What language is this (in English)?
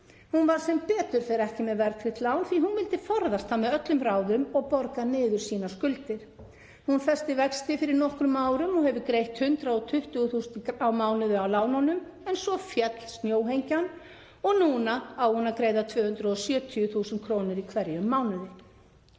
Icelandic